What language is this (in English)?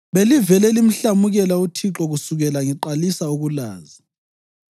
North Ndebele